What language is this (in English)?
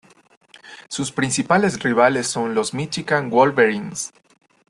Spanish